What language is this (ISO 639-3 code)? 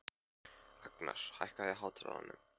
isl